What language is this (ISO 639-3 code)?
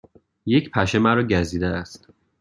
fas